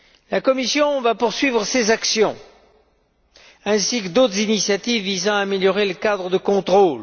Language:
French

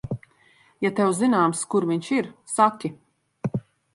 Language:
Latvian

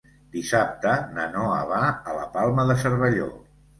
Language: Catalan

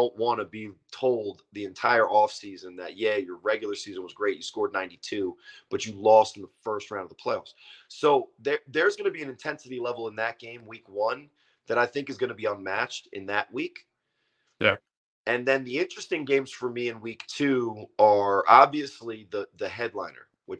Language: English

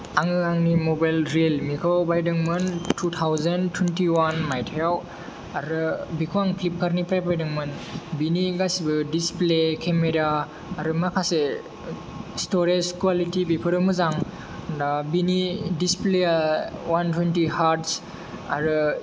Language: Bodo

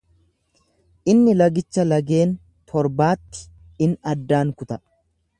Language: Oromo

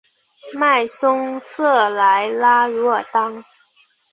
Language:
Chinese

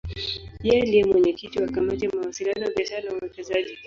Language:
Swahili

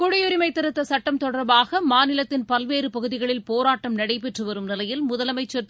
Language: Tamil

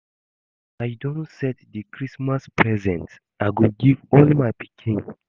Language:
Nigerian Pidgin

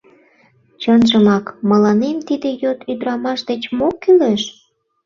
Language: Mari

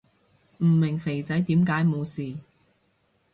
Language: Cantonese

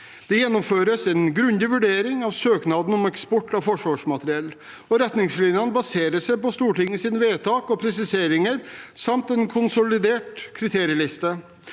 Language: Norwegian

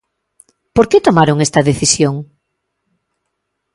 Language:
Galician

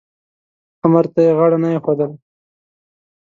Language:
Pashto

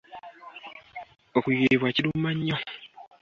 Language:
Ganda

